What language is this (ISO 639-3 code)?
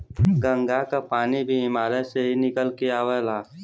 bho